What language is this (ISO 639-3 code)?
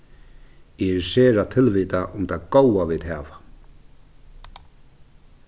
fao